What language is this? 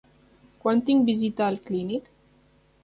Catalan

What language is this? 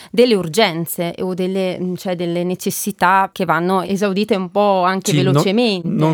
Italian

